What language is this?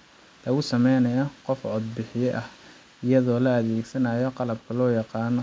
Somali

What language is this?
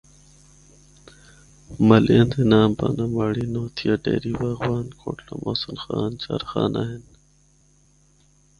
Northern Hindko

